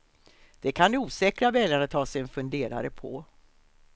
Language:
Swedish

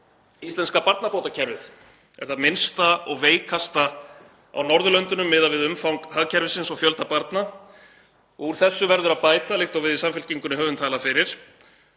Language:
Icelandic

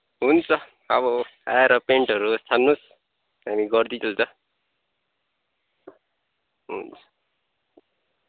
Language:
Nepali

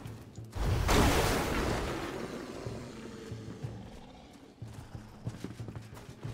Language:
Polish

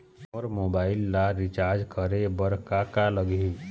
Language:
Chhattisgarhi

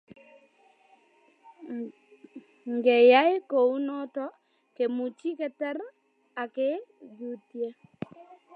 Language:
Kalenjin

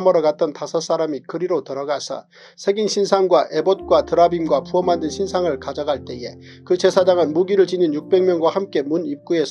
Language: Korean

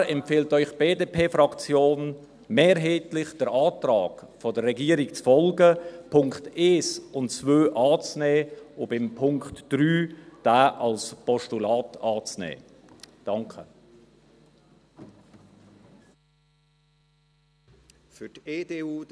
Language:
Swiss German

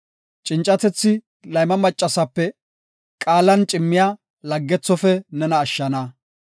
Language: Gofa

